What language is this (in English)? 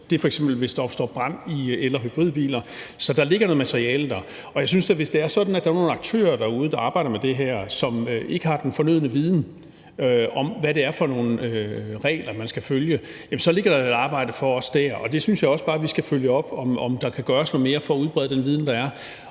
Danish